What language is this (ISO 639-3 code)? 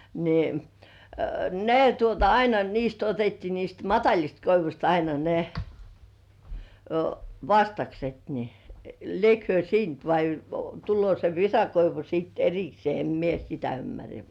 fin